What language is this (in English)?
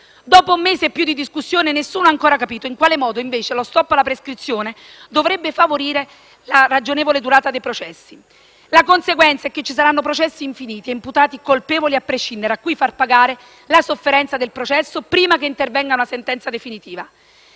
Italian